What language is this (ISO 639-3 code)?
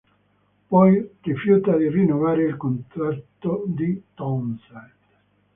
ita